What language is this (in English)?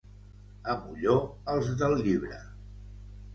Catalan